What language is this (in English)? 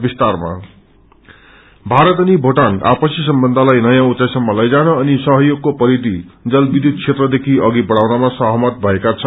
Nepali